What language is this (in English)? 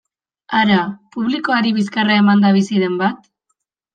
Basque